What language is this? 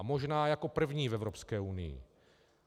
Czech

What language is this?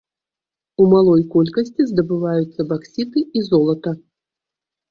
Belarusian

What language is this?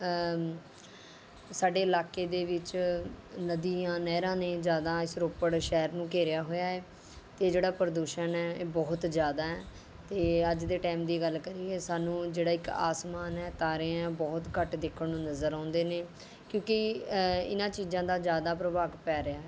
Punjabi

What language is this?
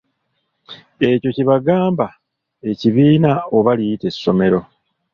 Ganda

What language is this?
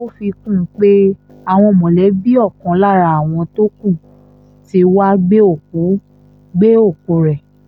Yoruba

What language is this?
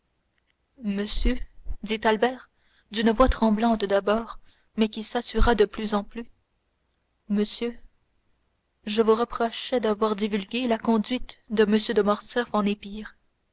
French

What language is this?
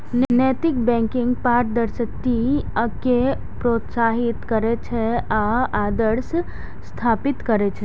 Maithili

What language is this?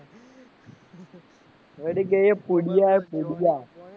Gujarati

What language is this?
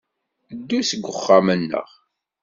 Kabyle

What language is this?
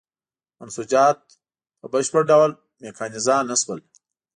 Pashto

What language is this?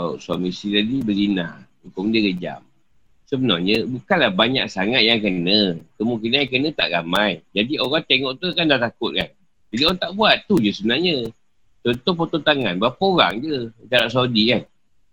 Malay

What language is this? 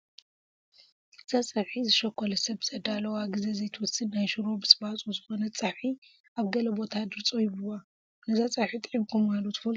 Tigrinya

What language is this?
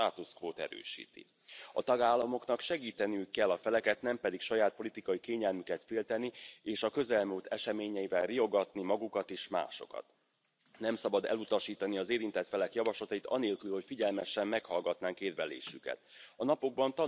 Romanian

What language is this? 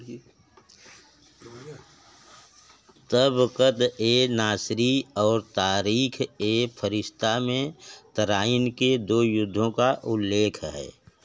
Hindi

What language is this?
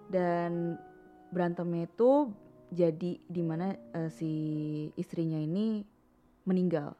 Indonesian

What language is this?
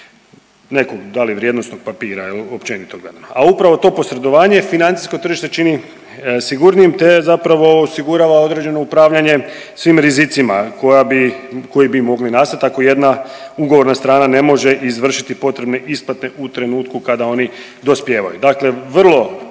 Croatian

